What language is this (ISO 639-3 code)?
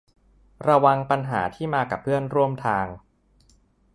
tha